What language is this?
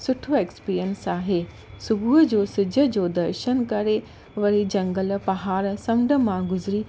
Sindhi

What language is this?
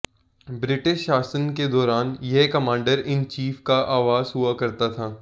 Hindi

